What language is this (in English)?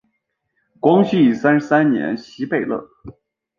Chinese